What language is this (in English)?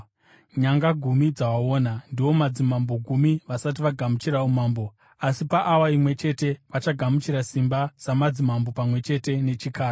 Shona